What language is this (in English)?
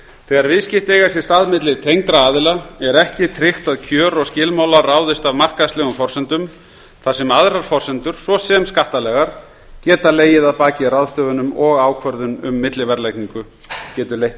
Icelandic